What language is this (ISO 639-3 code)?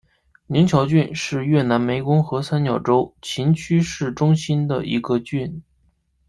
zho